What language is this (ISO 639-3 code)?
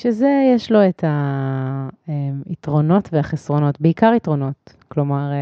heb